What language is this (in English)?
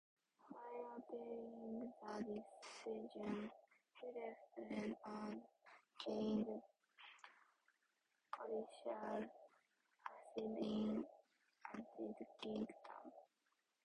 English